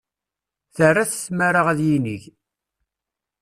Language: Kabyle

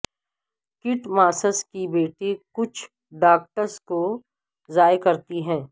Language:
Urdu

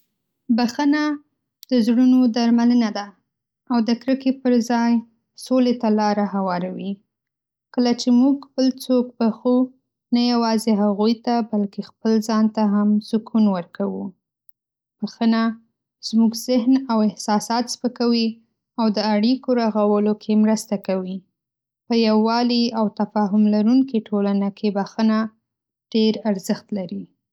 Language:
Pashto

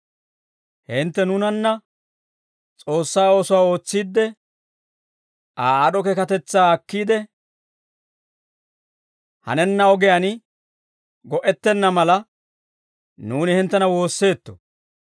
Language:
Dawro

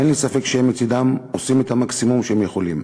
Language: Hebrew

